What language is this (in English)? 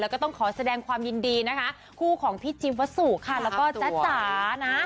Thai